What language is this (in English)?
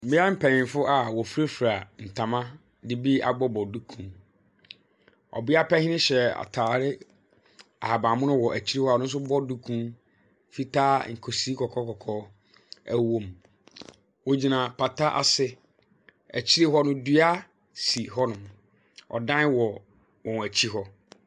Akan